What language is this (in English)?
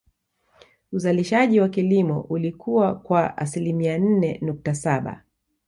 Swahili